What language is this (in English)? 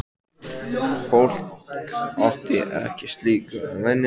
Icelandic